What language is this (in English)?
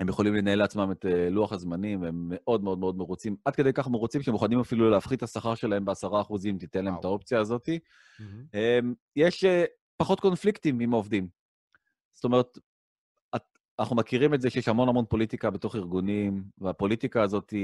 Hebrew